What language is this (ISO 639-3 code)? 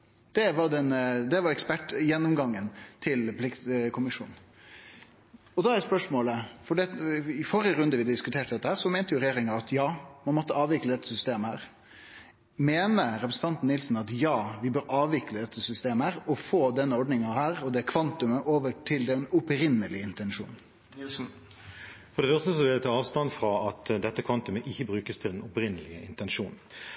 nor